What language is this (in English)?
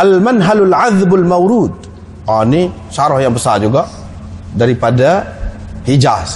Malay